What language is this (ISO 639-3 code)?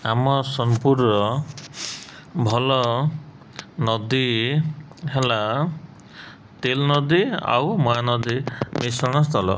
ori